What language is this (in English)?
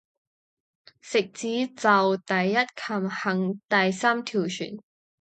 Cantonese